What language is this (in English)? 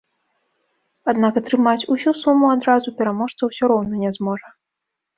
Belarusian